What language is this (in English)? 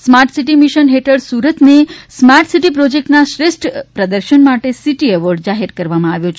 Gujarati